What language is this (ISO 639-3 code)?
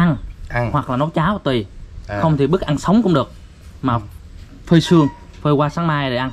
vie